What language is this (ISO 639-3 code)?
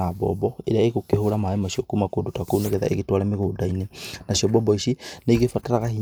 kik